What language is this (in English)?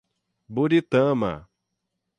Portuguese